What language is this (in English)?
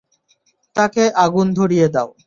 Bangla